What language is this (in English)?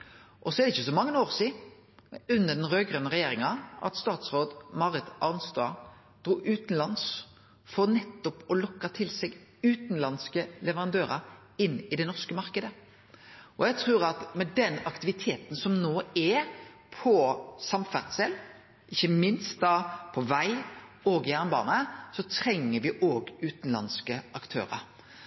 Norwegian Nynorsk